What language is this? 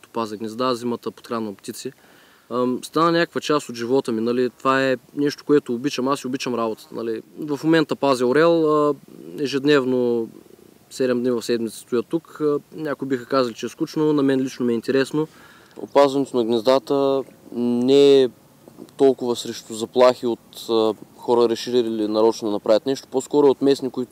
Bulgarian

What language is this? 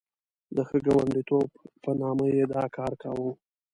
Pashto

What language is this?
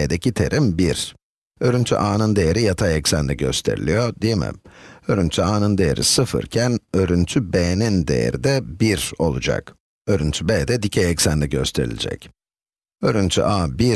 Turkish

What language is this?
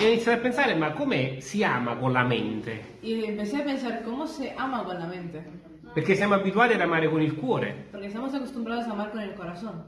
Italian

